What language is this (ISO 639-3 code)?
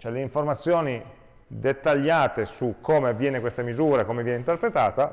ita